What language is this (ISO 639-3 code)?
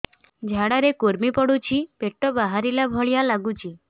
ori